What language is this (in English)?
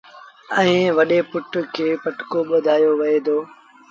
Sindhi Bhil